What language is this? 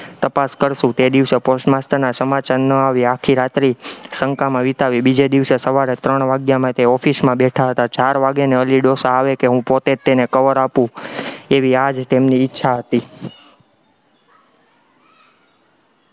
Gujarati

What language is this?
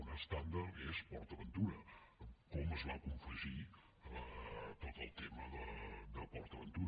Catalan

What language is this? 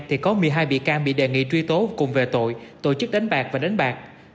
Vietnamese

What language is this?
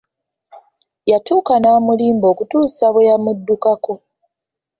Ganda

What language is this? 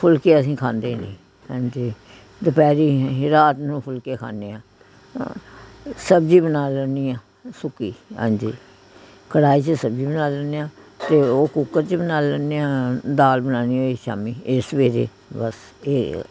Punjabi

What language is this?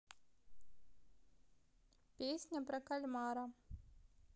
Russian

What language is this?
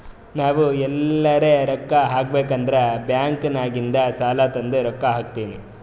Kannada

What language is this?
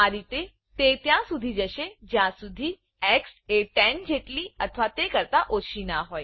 Gujarati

